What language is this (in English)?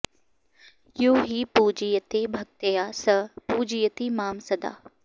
Sanskrit